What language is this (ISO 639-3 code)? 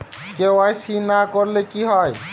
ben